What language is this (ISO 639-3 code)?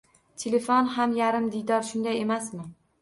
uzb